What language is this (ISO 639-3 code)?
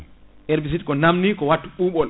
ful